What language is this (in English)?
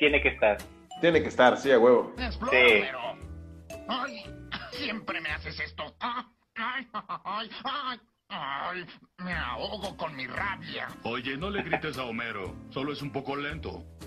Spanish